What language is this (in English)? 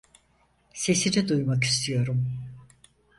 Turkish